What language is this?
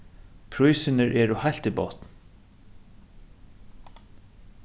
Faroese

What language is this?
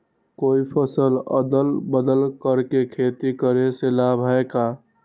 Magahi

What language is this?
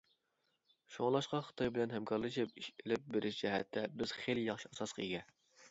Uyghur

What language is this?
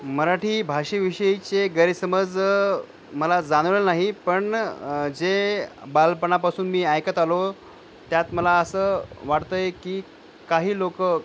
Marathi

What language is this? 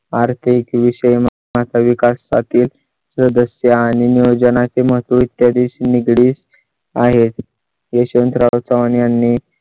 Marathi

